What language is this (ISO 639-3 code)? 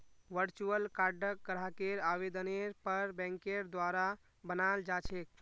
mag